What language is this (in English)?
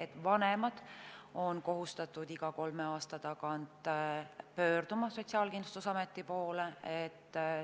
Estonian